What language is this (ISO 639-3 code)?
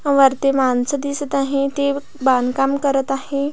mar